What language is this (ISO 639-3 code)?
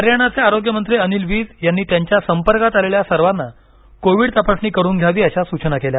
mar